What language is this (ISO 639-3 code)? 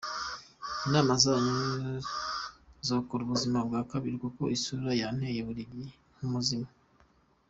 kin